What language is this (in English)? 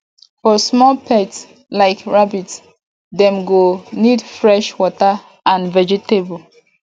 Nigerian Pidgin